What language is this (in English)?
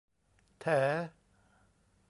Thai